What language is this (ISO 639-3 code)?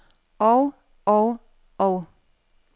dan